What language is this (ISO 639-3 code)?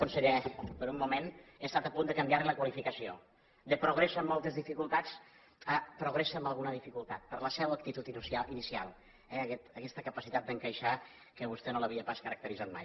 cat